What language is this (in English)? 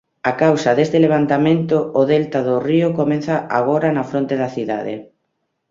Galician